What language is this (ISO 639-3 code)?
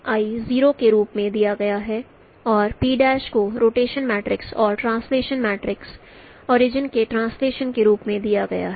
hin